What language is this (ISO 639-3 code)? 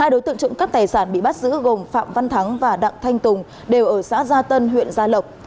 vie